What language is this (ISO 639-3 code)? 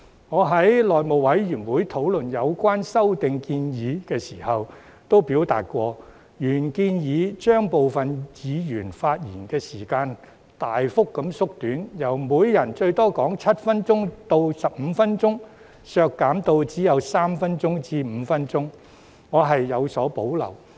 yue